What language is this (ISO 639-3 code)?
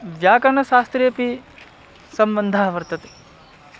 san